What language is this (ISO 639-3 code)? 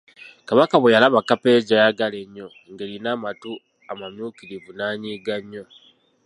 lug